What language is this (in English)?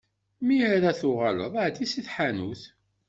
Kabyle